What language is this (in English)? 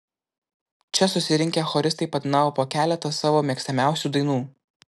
Lithuanian